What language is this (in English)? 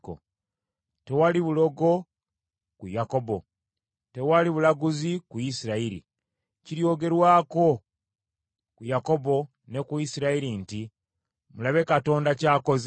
Ganda